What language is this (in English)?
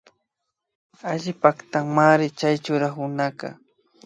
Imbabura Highland Quichua